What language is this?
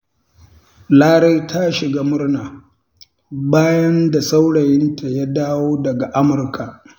Hausa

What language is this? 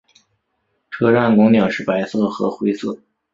Chinese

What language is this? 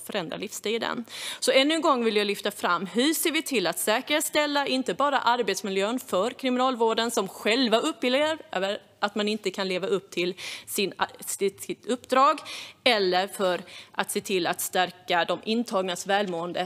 Swedish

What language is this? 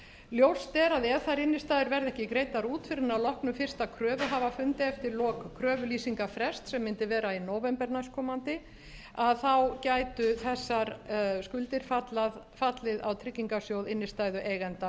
Icelandic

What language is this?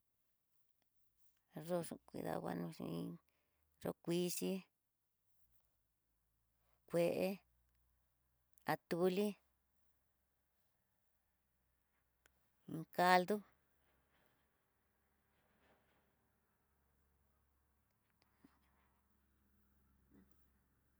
Tidaá Mixtec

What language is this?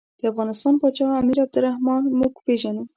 Pashto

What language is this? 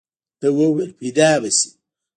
Pashto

